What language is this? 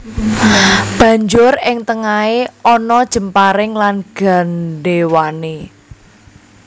Javanese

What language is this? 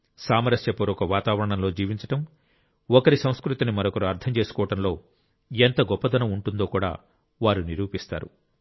Telugu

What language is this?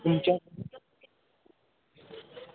Dogri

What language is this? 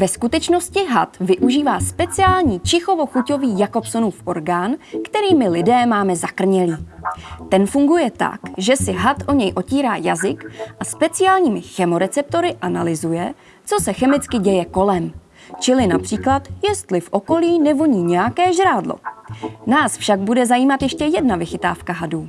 Czech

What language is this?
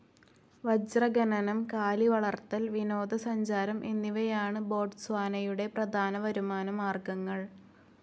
Malayalam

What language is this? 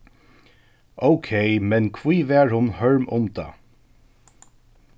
Faroese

